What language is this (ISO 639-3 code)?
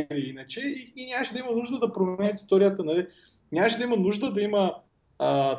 bul